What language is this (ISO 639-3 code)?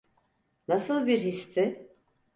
tur